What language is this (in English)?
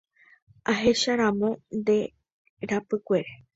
Guarani